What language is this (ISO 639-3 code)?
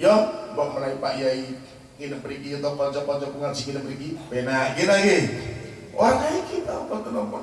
ind